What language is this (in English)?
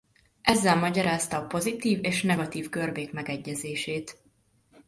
Hungarian